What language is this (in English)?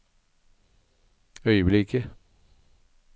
Norwegian